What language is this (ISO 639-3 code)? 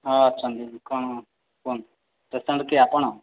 ori